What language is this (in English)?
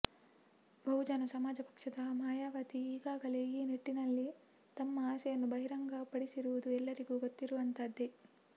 Kannada